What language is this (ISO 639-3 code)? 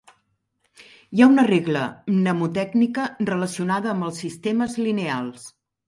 cat